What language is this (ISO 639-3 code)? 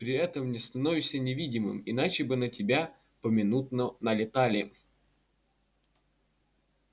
rus